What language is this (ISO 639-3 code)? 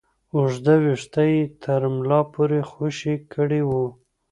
pus